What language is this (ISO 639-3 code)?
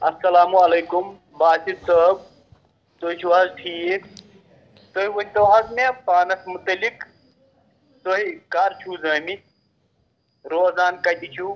kas